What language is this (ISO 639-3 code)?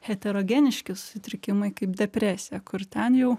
lit